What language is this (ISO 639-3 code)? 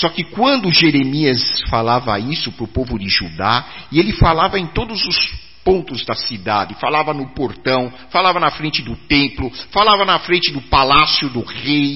por